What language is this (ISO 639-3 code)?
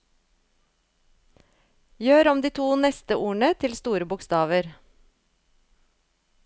nor